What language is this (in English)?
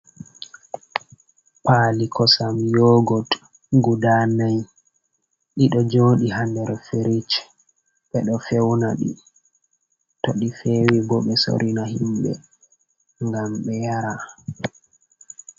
Fula